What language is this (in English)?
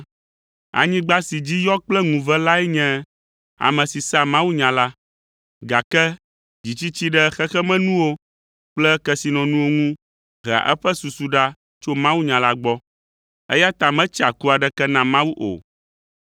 Ewe